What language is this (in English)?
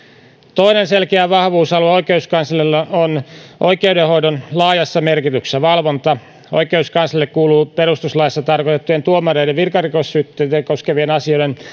Finnish